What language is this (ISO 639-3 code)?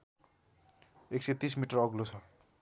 nep